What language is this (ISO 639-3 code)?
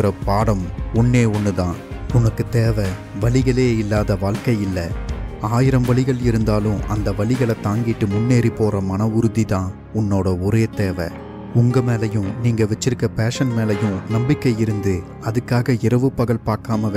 tam